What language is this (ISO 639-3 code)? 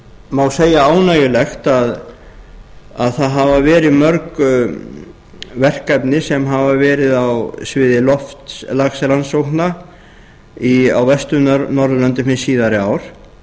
isl